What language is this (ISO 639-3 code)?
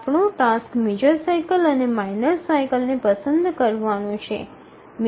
guj